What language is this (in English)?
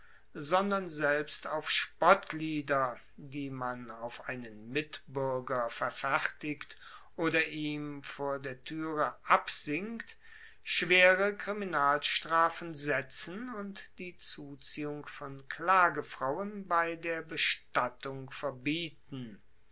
German